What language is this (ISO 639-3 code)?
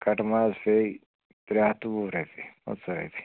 kas